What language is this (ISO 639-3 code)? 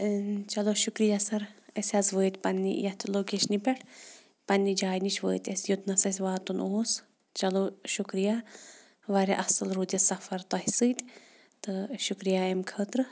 kas